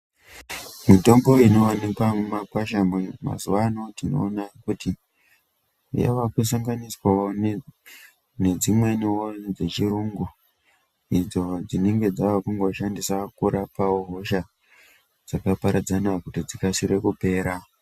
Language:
Ndau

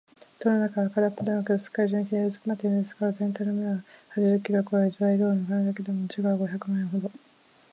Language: Japanese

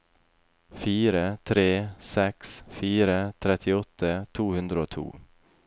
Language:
Norwegian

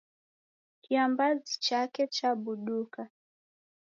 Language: Taita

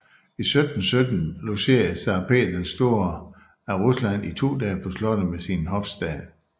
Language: Danish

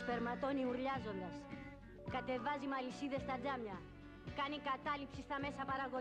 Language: Greek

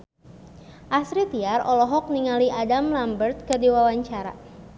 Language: Sundanese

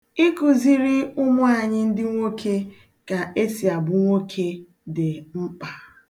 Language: Igbo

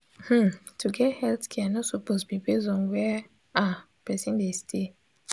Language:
Nigerian Pidgin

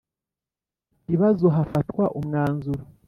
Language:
Kinyarwanda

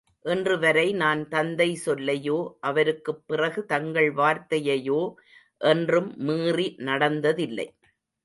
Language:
Tamil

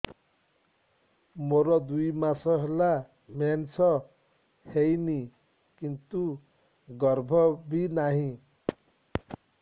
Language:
Odia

